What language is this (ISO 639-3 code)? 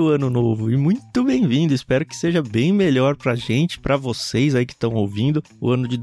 por